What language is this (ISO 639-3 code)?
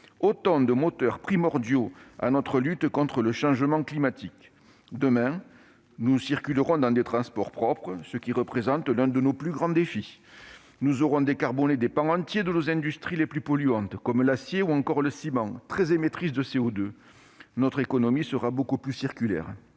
fra